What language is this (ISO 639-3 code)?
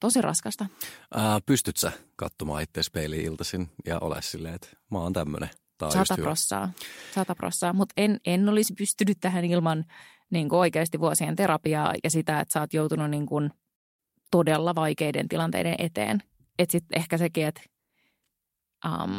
fin